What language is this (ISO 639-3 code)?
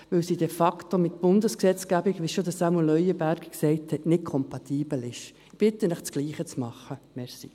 gsw